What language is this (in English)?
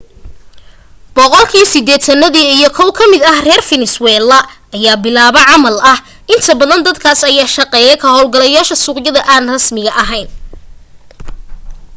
Somali